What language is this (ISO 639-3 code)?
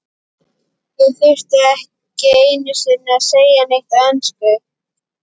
isl